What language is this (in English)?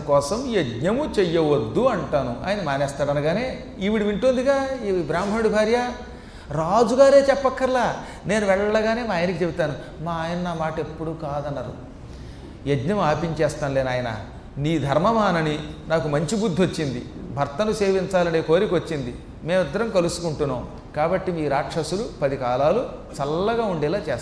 Telugu